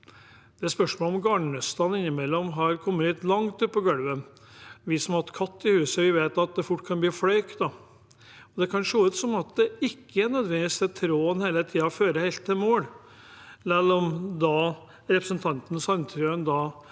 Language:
Norwegian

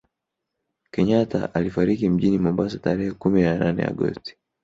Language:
Swahili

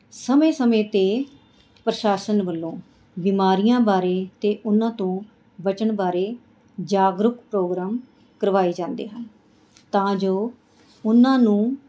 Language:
Punjabi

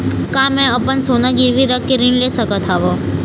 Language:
Chhattisgarhi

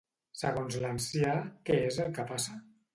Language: Catalan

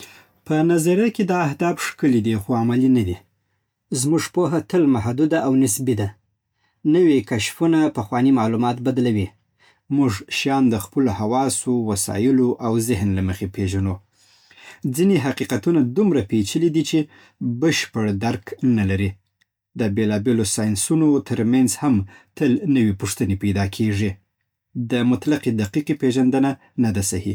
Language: Southern Pashto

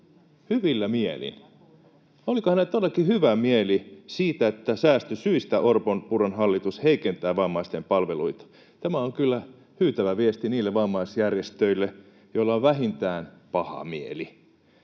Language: Finnish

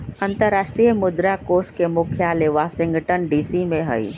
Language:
Magahi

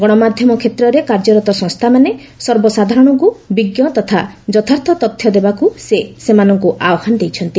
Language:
Odia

